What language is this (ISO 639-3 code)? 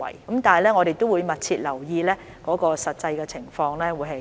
yue